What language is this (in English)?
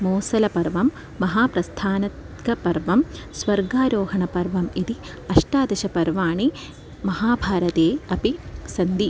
Sanskrit